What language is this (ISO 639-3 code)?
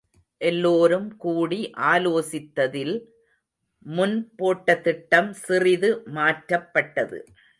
tam